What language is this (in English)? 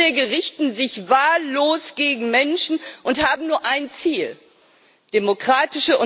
German